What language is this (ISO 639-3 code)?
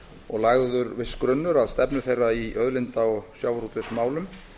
isl